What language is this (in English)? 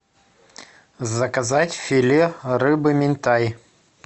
Russian